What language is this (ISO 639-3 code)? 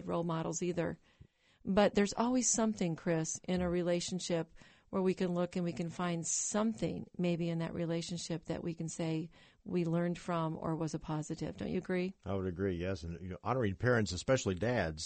eng